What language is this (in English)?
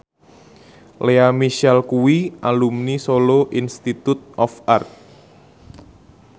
Javanese